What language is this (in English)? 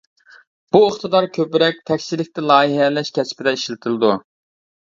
Uyghur